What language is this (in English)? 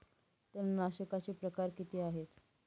Marathi